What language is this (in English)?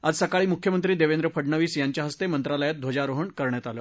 Marathi